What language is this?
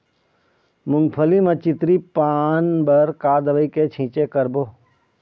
Chhattisgarhi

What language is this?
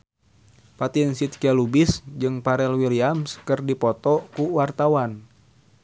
Sundanese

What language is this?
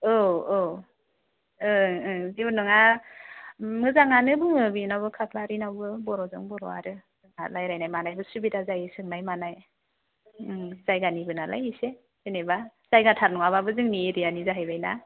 Bodo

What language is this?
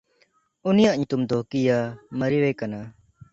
Santali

